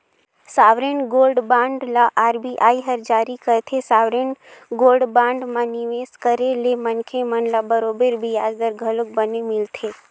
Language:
Chhattisgarhi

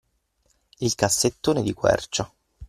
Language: Italian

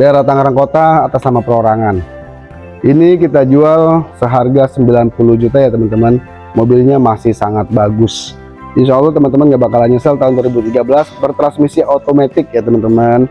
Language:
Indonesian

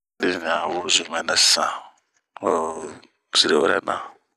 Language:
Bomu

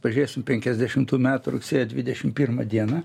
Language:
Lithuanian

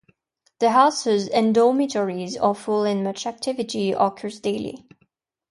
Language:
English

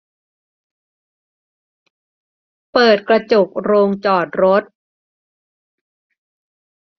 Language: Thai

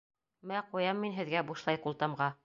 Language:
Bashkir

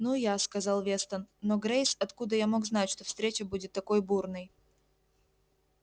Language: Russian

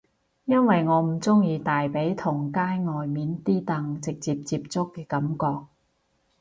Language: Cantonese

